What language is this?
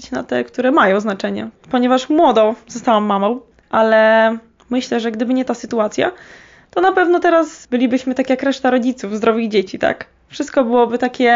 Polish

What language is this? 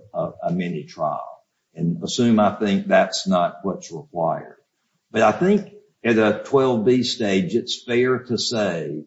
English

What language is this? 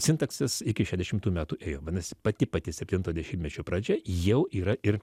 Lithuanian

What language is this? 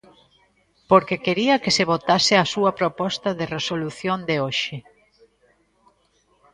Galician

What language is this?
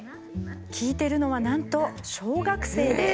Japanese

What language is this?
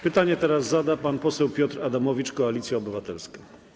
Polish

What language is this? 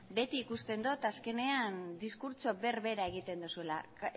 Basque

